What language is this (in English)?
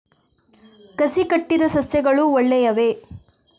Kannada